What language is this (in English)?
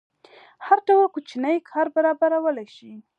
Pashto